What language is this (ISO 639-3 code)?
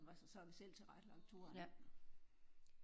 dan